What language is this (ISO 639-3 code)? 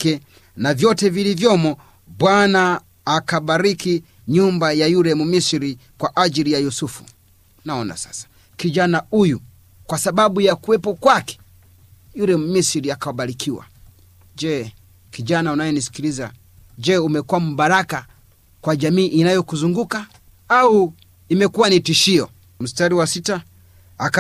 swa